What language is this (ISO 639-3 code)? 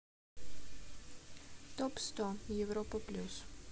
rus